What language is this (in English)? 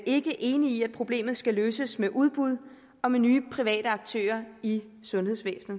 Danish